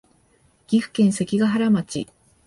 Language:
Japanese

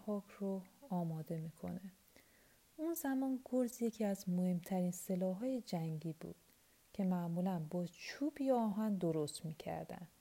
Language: Persian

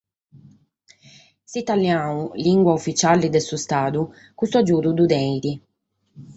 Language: Sardinian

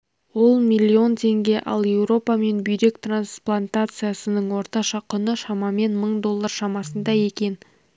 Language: Kazakh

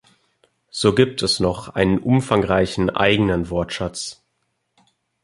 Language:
German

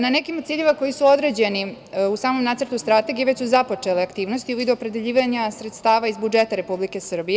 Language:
Serbian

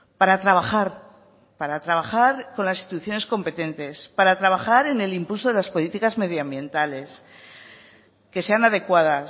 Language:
Spanish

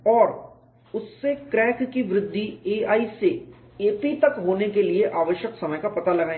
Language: Hindi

